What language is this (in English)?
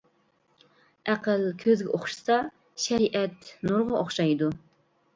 Uyghur